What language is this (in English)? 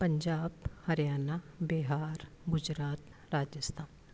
Sindhi